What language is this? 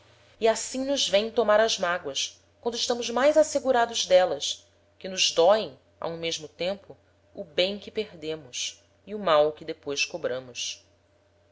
Portuguese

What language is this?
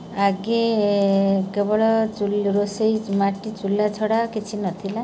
Odia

